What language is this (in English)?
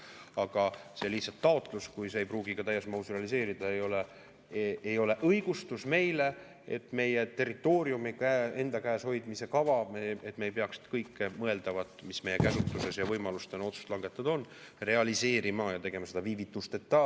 Estonian